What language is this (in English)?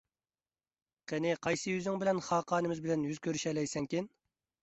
Uyghur